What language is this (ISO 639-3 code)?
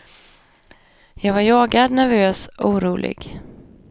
swe